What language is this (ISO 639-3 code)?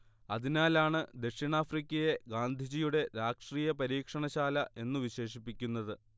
mal